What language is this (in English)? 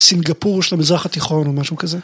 Hebrew